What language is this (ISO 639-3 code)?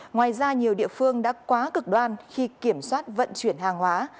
vie